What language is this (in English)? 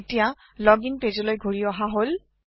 Assamese